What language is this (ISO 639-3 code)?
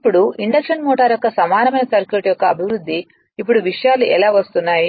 tel